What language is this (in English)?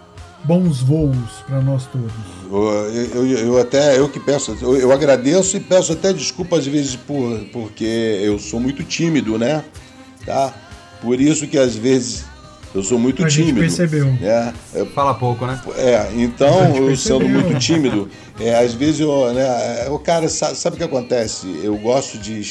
Portuguese